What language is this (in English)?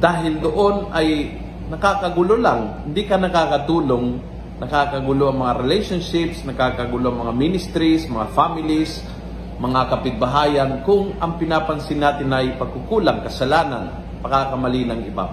Filipino